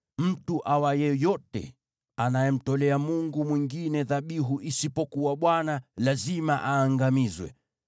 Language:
Swahili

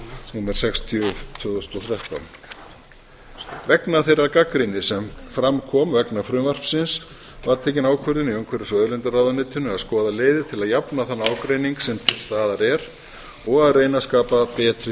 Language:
Icelandic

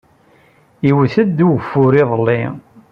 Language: Kabyle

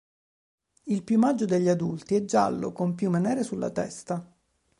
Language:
Italian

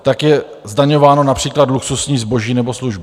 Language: Czech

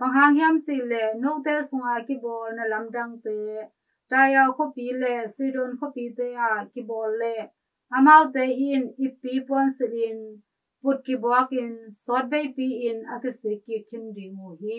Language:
Filipino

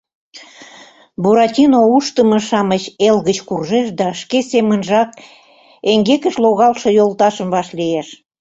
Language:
Mari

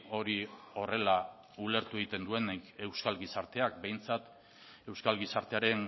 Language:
Basque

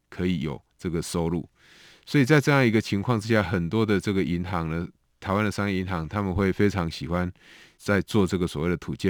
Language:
Chinese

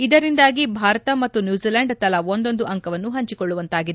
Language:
Kannada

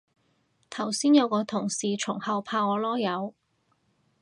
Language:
Cantonese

